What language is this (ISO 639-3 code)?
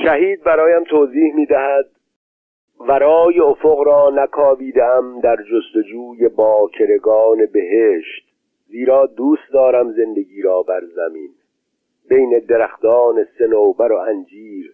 fas